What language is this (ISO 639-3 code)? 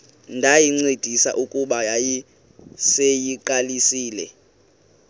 xho